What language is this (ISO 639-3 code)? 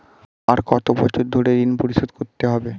ben